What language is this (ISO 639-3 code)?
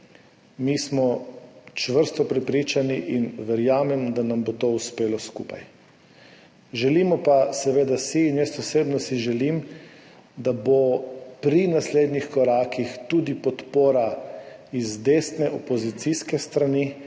slv